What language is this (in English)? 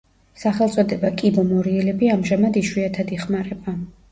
Georgian